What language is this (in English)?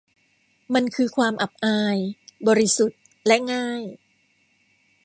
Thai